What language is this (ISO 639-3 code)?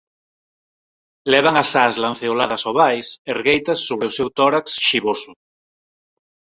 glg